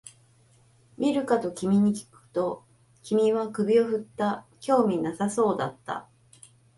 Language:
Japanese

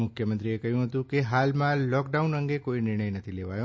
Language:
Gujarati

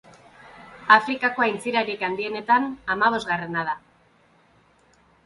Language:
Basque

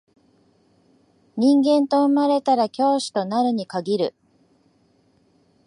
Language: Japanese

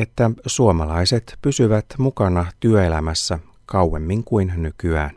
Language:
Finnish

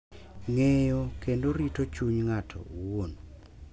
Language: Luo (Kenya and Tanzania)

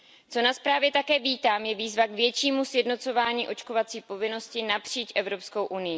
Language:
Czech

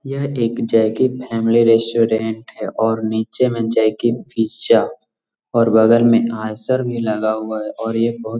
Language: Magahi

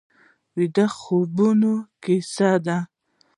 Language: Pashto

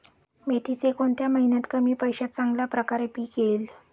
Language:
Marathi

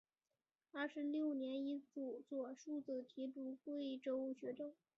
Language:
Chinese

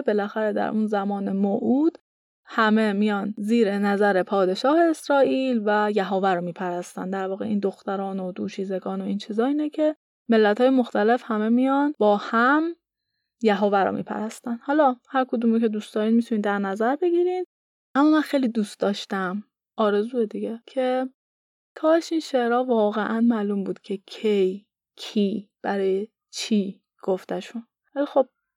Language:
Persian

